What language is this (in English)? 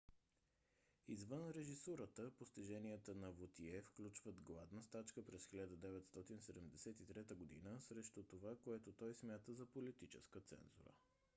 Bulgarian